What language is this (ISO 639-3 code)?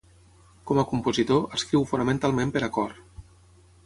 cat